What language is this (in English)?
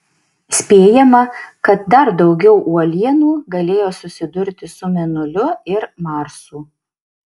Lithuanian